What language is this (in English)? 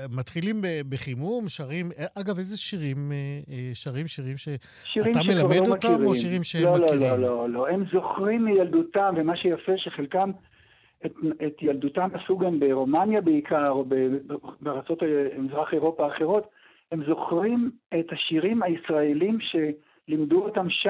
Hebrew